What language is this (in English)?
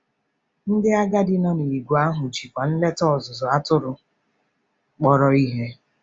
Igbo